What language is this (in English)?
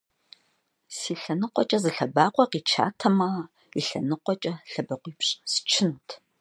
Kabardian